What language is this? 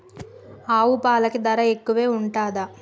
Telugu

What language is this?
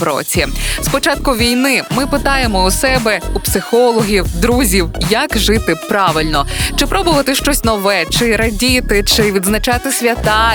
Ukrainian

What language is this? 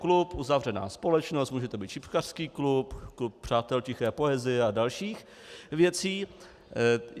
Czech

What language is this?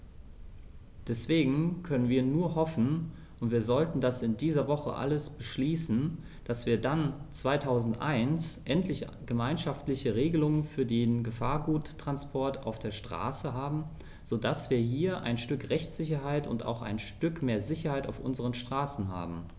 German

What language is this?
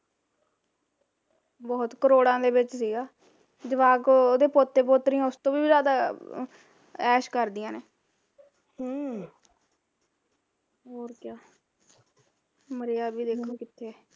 Punjabi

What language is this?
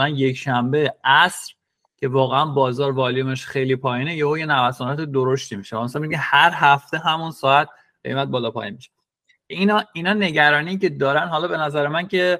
Persian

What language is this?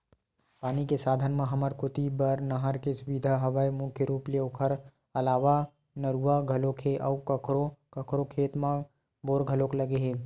Chhattisgarhi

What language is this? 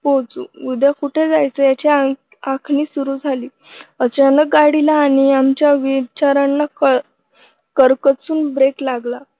Marathi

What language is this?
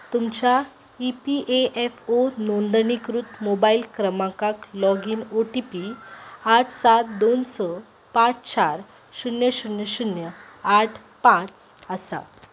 Konkani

